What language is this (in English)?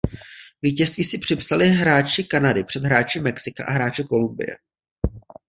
Czech